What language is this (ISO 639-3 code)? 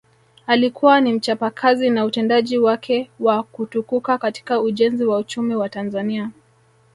swa